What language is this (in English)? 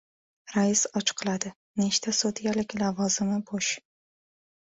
Uzbek